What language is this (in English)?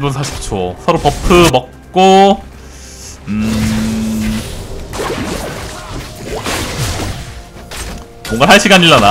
Korean